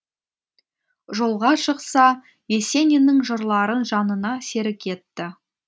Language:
Kazakh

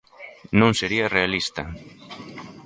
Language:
Galician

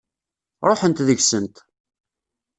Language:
Kabyle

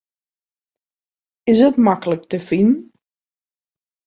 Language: Western Frisian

